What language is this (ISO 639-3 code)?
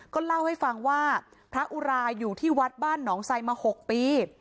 tha